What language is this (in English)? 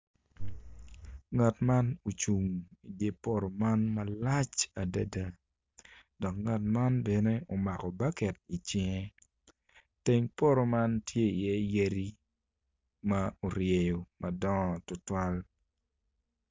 Acoli